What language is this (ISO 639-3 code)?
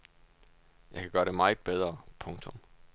dan